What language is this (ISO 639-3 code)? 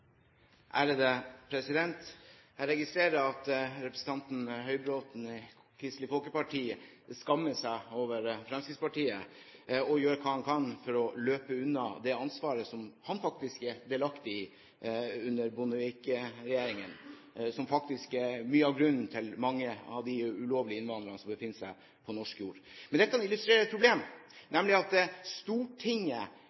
nob